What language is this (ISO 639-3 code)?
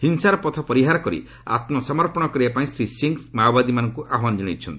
ori